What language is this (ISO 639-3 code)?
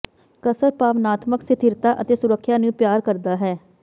pan